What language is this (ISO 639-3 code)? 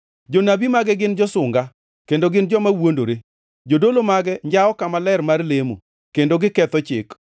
luo